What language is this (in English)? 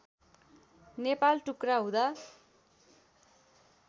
Nepali